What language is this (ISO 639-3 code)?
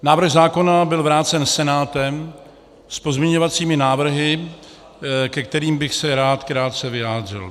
ces